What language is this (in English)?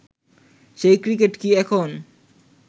Bangla